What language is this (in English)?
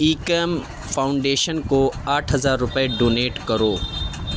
Urdu